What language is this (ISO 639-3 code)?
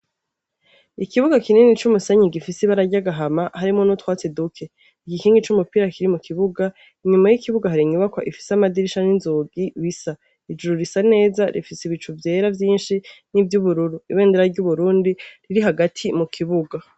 run